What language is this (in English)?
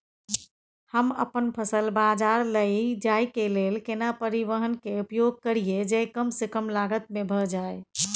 Maithili